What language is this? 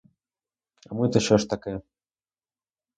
Ukrainian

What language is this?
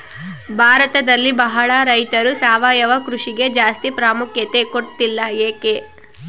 Kannada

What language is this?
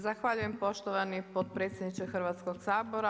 Croatian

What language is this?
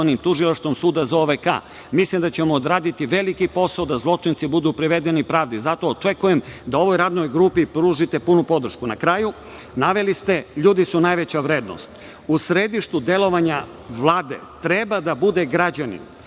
Serbian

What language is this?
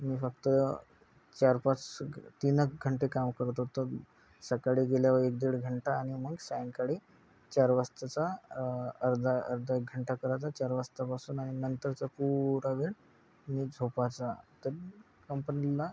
Marathi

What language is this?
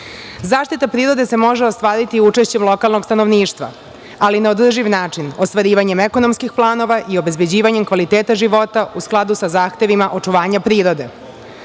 Serbian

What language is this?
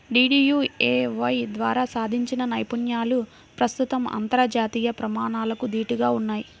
Telugu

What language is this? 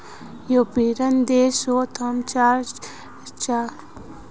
Magahi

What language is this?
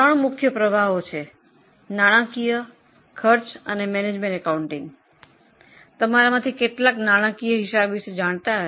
Gujarati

